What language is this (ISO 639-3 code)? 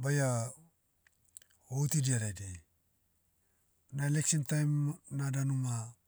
meu